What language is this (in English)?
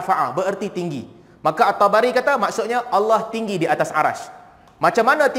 Malay